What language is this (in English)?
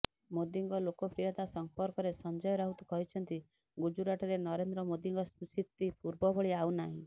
Odia